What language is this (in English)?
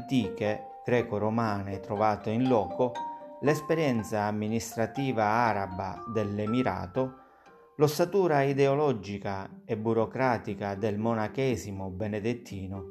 Italian